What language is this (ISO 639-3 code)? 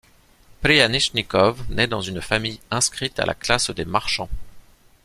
fra